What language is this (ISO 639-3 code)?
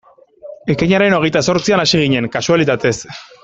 eus